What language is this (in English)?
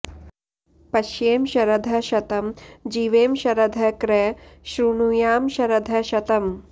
Sanskrit